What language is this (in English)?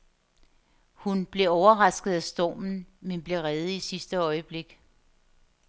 Danish